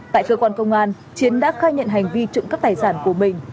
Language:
Vietnamese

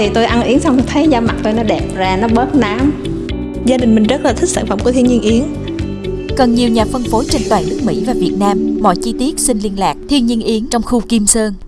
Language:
Vietnamese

